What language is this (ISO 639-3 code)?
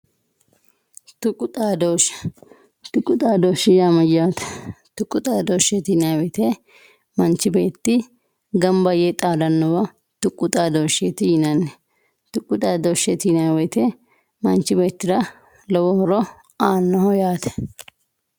sid